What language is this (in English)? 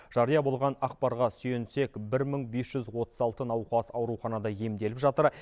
Kazakh